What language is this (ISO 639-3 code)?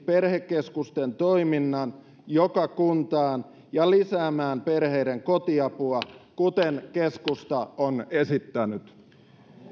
fin